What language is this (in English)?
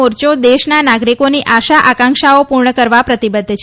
Gujarati